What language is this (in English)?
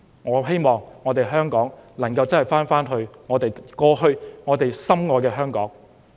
Cantonese